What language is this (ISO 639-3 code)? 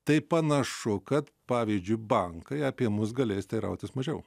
lit